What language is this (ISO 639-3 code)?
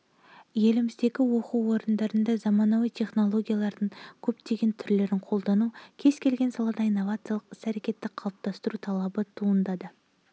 kaz